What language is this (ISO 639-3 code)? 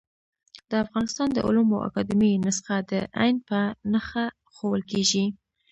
pus